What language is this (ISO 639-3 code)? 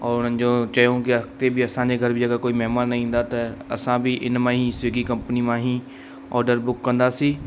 snd